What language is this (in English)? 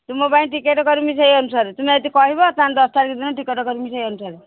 Odia